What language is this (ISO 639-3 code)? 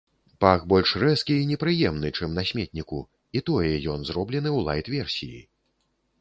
bel